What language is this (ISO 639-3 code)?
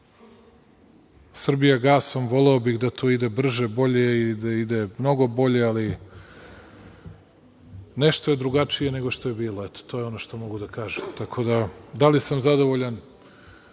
srp